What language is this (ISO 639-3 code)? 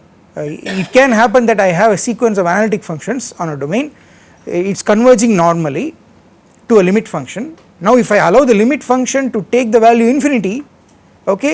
eng